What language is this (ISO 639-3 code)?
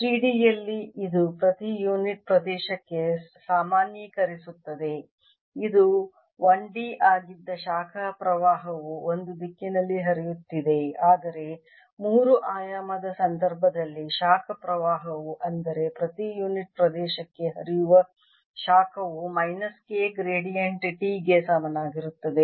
kan